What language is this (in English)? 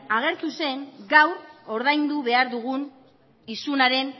Basque